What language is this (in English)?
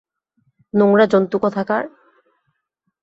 Bangla